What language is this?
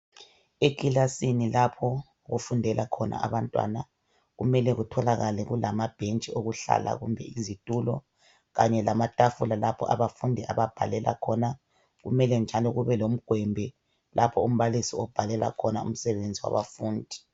North Ndebele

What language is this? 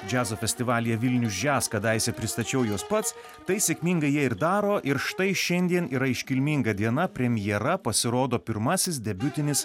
Lithuanian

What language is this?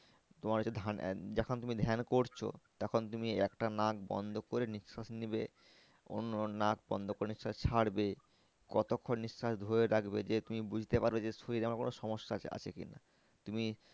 Bangla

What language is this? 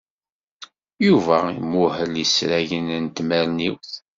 Kabyle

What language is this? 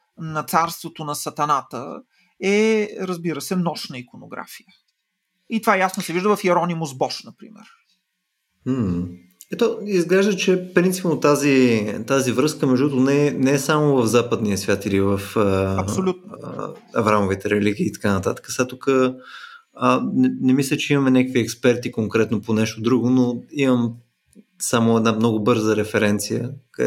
Bulgarian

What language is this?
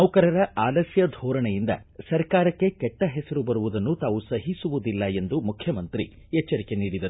Kannada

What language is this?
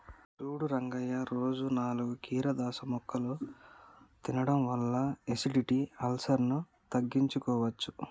Telugu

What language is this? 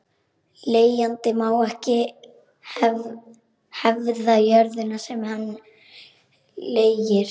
Icelandic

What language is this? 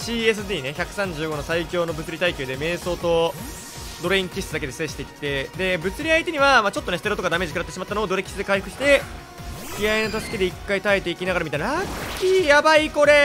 Japanese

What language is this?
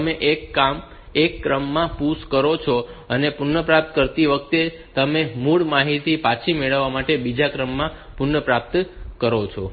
Gujarati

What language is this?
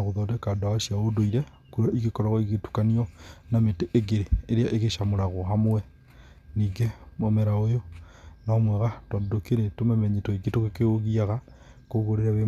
Kikuyu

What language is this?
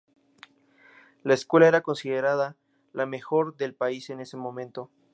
Spanish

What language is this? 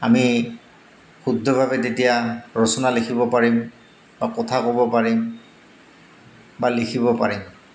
Assamese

